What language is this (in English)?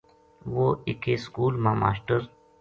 Gujari